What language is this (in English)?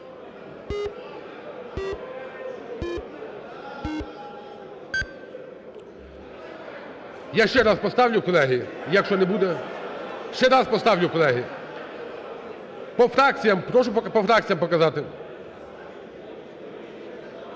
Ukrainian